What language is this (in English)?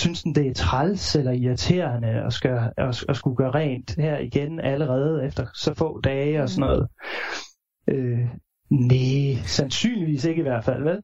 Danish